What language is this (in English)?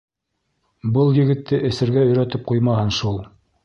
Bashkir